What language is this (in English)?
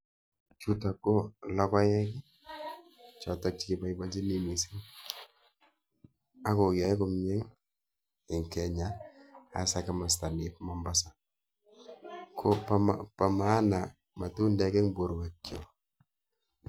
Kalenjin